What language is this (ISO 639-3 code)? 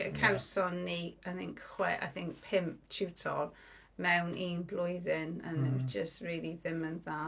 cym